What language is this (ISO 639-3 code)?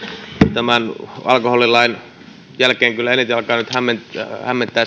fin